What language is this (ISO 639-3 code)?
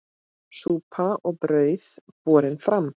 isl